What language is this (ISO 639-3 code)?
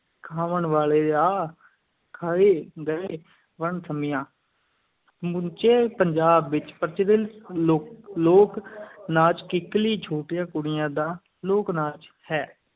pan